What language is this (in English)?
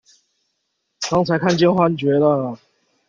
Chinese